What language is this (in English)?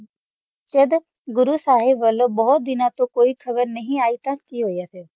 Punjabi